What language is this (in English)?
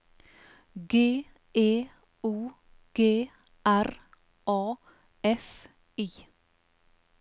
Norwegian